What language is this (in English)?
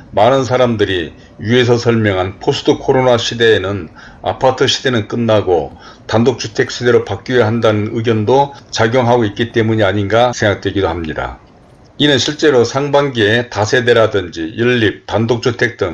Korean